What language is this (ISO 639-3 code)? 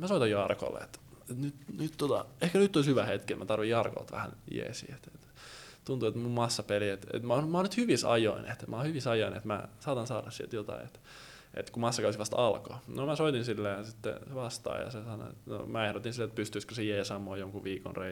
fin